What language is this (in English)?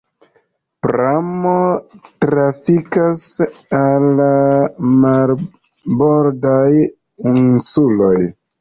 Esperanto